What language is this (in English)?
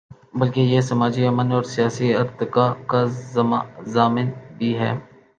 Urdu